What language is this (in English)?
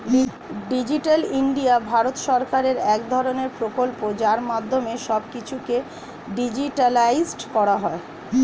Bangla